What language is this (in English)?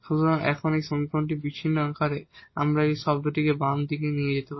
Bangla